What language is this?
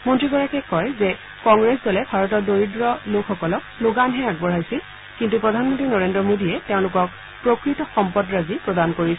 Assamese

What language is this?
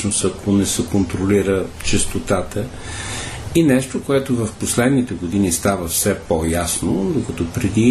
Bulgarian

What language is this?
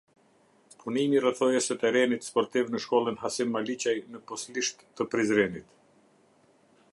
Albanian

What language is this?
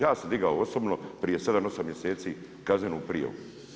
Croatian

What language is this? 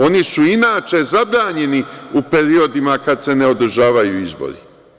Serbian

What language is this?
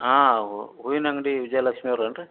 Kannada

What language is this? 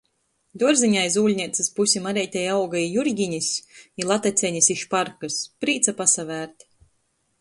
Latgalian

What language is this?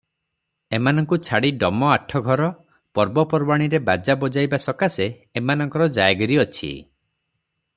Odia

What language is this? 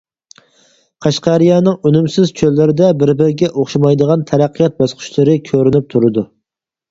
Uyghur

